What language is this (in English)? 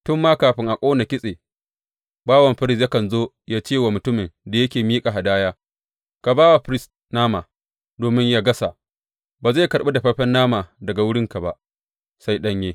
Hausa